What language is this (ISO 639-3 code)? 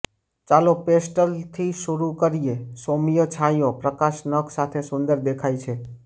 guj